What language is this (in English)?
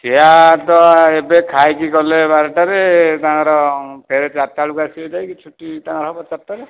Odia